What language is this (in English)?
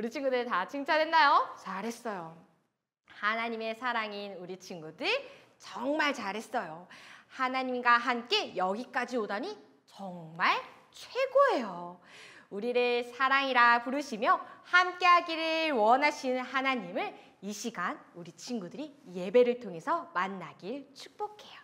Korean